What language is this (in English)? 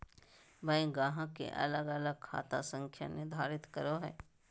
Magahi